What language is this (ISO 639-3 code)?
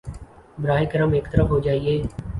urd